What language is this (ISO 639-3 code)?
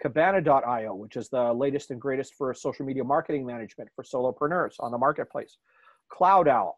eng